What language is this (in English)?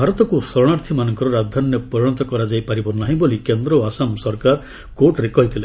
Odia